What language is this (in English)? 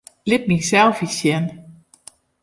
Western Frisian